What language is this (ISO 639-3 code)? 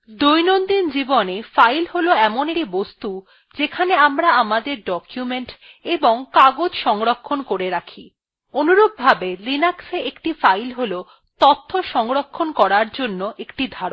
ben